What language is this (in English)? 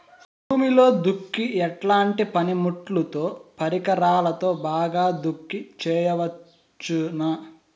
Telugu